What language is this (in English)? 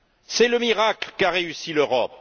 French